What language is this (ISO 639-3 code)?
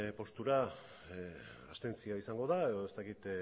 eus